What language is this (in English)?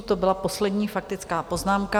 Czech